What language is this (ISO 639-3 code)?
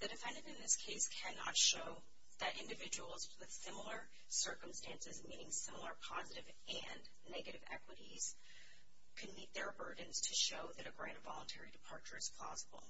eng